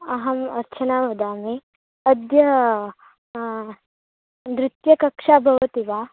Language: Sanskrit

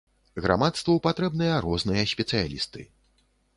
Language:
Belarusian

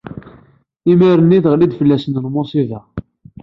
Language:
Kabyle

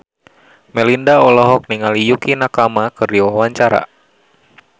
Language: Sundanese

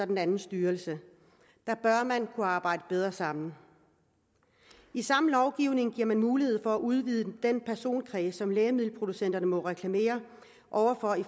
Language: Danish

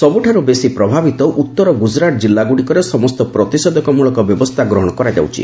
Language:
Odia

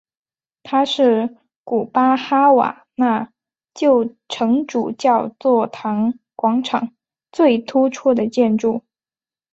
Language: Chinese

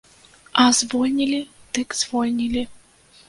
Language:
Belarusian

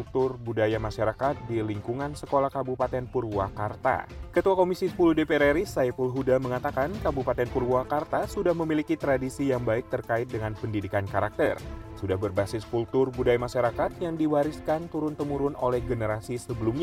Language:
Indonesian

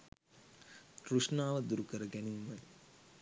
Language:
Sinhala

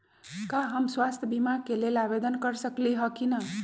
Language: Magahi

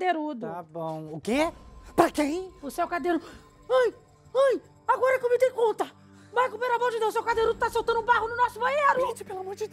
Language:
Portuguese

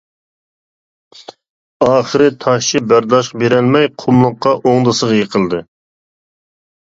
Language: Uyghur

